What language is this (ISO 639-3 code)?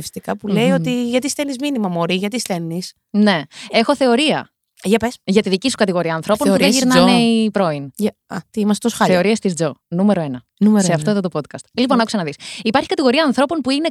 ell